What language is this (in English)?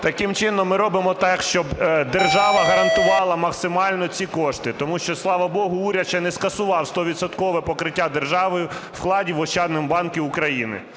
Ukrainian